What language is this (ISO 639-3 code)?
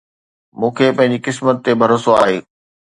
snd